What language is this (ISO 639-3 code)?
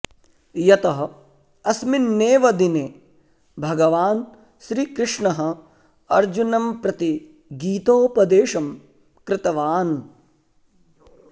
san